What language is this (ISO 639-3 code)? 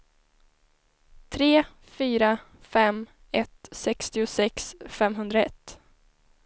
swe